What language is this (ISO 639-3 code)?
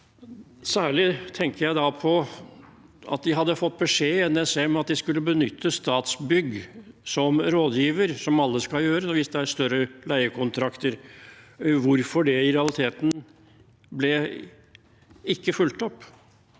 nor